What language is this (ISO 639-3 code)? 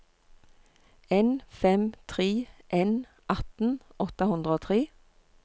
nor